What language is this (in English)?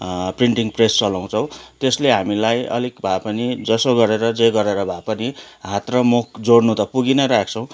Nepali